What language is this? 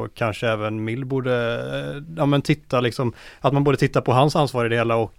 Swedish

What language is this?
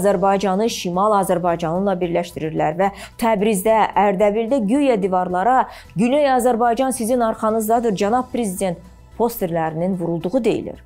Turkish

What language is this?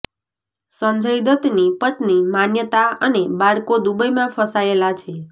Gujarati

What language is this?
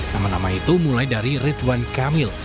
Indonesian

